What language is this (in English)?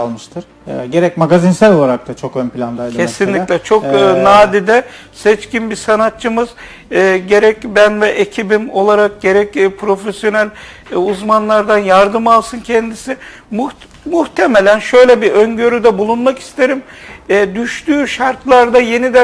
Turkish